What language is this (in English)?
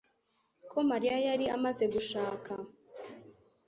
Kinyarwanda